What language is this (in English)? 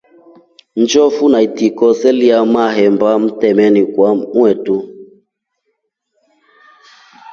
Rombo